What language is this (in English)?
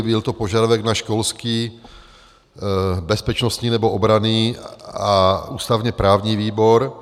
Czech